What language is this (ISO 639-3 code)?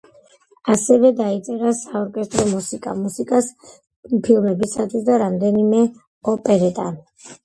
kat